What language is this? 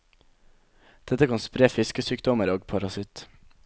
Norwegian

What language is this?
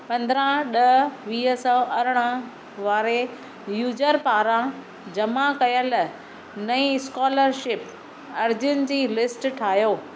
Sindhi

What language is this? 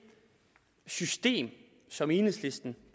Danish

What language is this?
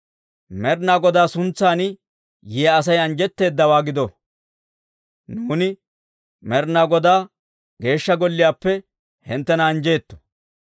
Dawro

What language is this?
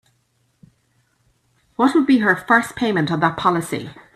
English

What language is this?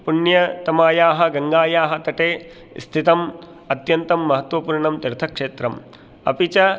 Sanskrit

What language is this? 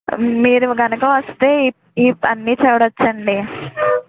Telugu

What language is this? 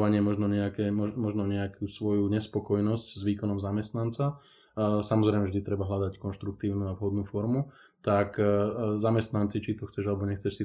Slovak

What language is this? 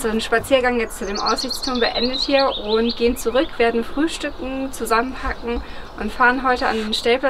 German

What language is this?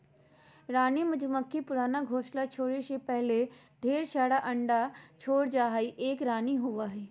Magahi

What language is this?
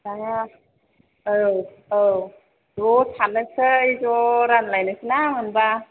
Bodo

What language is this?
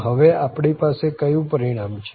Gujarati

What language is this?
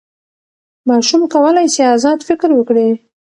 Pashto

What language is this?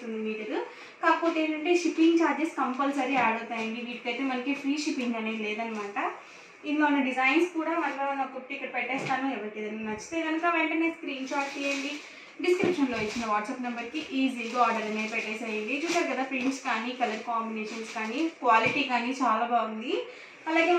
Telugu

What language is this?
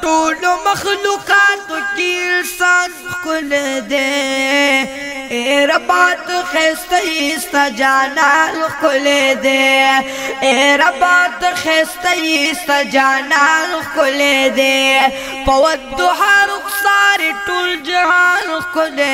Italian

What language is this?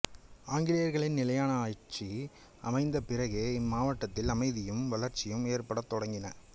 Tamil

